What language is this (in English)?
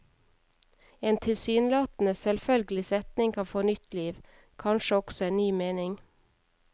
Norwegian